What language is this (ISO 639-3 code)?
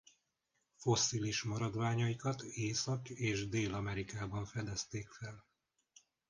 hun